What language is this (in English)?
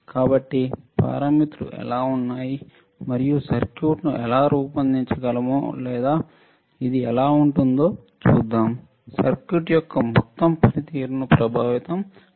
Telugu